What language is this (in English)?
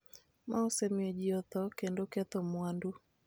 Luo (Kenya and Tanzania)